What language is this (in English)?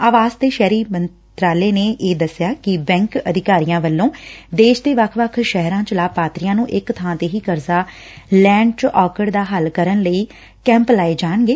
Punjabi